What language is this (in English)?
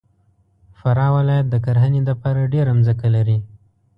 Pashto